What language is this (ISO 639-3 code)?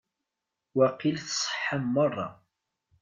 kab